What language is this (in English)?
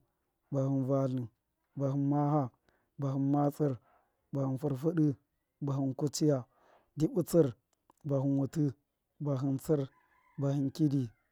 Miya